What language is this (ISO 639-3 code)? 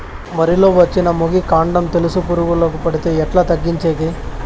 tel